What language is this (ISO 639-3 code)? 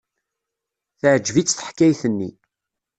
kab